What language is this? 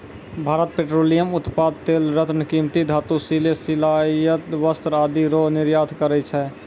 Maithili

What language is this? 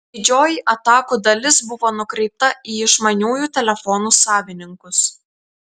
Lithuanian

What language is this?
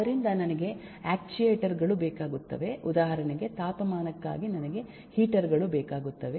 Kannada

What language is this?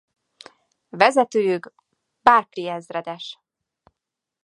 Hungarian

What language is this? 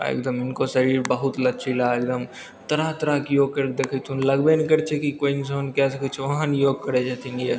Maithili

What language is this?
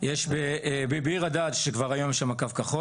Hebrew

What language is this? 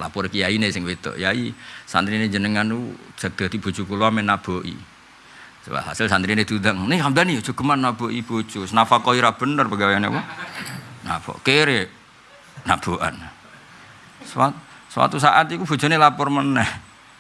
Indonesian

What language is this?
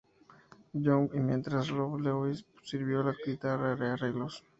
Spanish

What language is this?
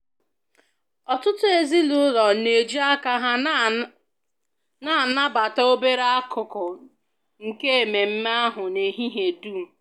Igbo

